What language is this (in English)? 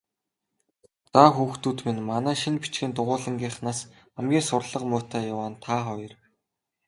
Mongolian